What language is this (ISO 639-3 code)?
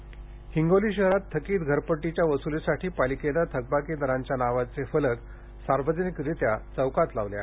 mar